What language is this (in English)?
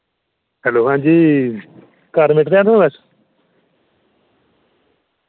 Dogri